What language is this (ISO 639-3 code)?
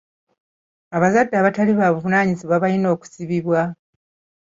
lug